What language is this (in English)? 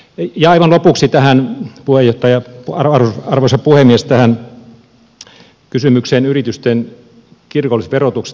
Finnish